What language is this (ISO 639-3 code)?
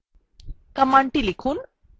ben